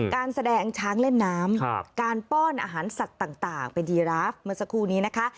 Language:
Thai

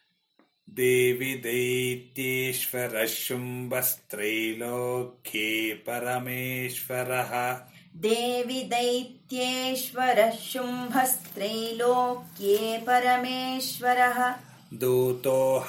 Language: Kannada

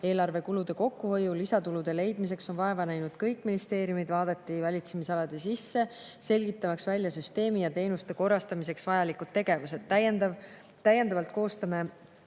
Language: Estonian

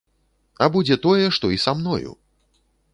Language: Belarusian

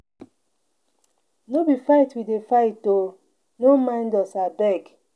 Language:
Nigerian Pidgin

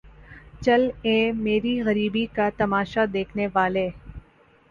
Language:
Urdu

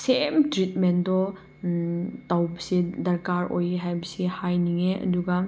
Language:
Manipuri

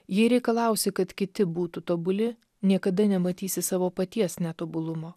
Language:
Lithuanian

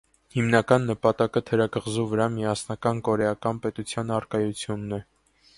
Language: Armenian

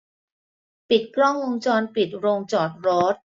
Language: Thai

